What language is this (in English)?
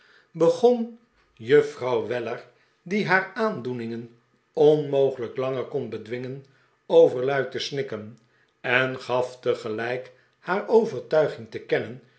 Dutch